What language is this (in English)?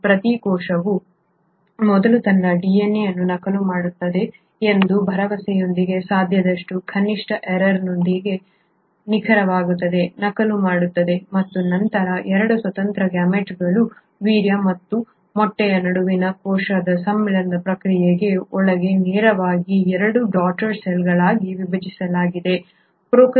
Kannada